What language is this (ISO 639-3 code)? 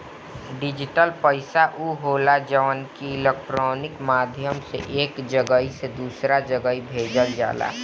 bho